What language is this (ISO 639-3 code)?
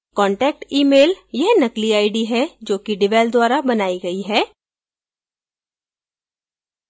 hin